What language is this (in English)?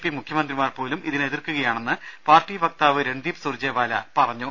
Malayalam